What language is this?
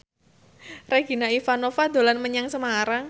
Javanese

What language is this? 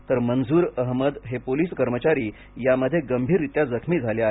Marathi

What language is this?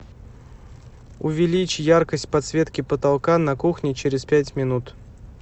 Russian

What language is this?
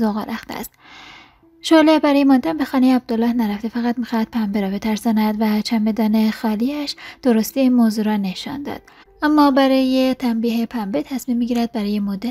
Persian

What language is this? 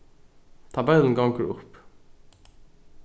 Faroese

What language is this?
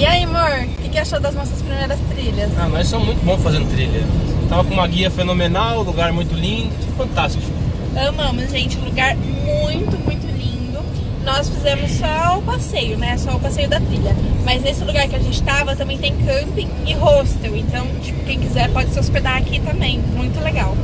Portuguese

